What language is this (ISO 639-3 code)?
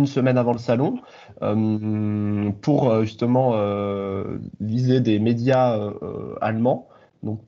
fra